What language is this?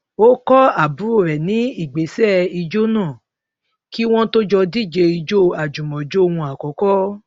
Yoruba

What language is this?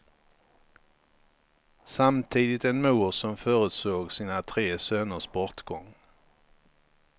Swedish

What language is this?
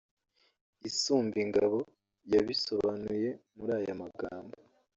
Kinyarwanda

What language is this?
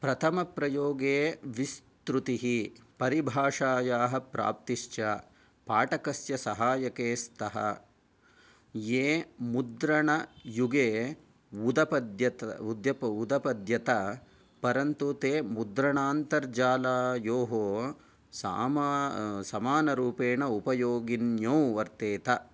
Sanskrit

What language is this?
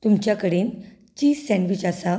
Konkani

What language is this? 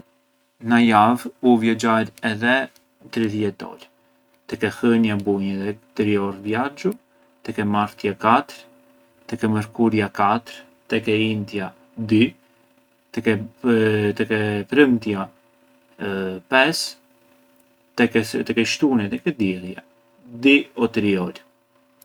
Arbëreshë Albanian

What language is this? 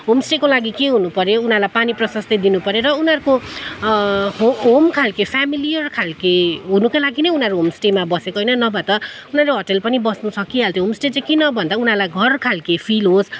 Nepali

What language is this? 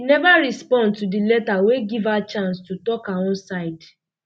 Nigerian Pidgin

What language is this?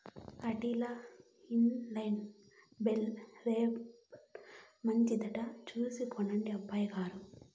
Telugu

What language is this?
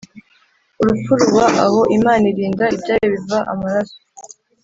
Kinyarwanda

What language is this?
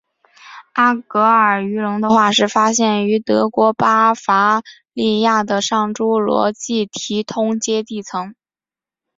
Chinese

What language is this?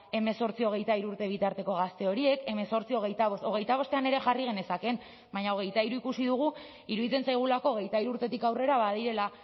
Basque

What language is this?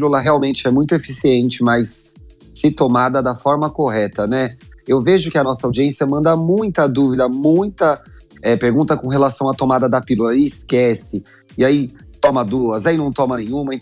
Portuguese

